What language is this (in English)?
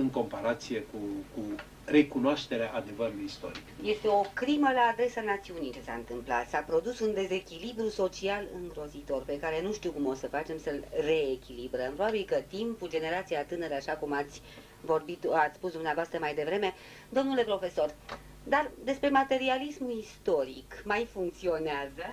Romanian